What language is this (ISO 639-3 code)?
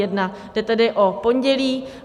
ces